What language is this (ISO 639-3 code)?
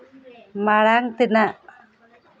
sat